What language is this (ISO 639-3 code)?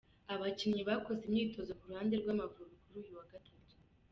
kin